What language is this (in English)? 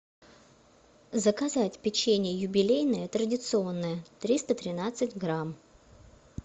Russian